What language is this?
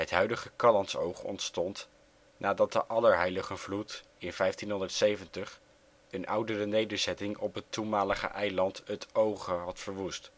Dutch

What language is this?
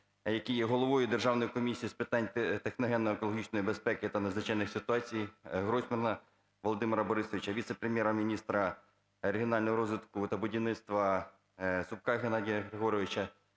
Ukrainian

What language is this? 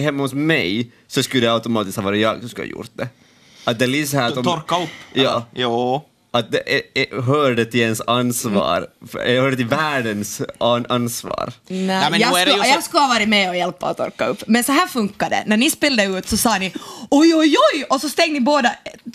Swedish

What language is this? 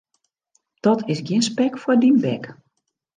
Western Frisian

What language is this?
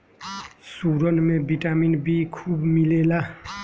Bhojpuri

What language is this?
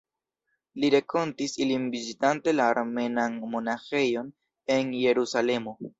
Esperanto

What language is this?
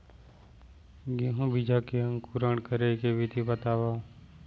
Chhattisgarhi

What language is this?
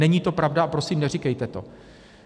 Czech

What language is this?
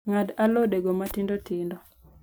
Luo (Kenya and Tanzania)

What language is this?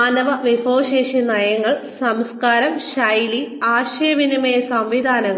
Malayalam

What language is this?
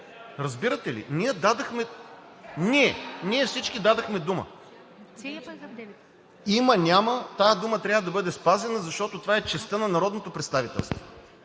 Bulgarian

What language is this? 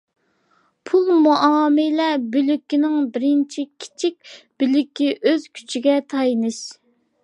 Uyghur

